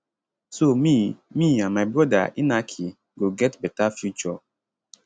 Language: Nigerian Pidgin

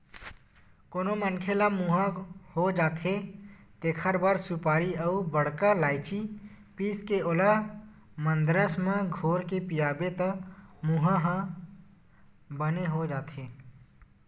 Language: Chhattisgarhi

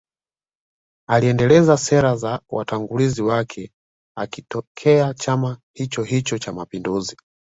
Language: Swahili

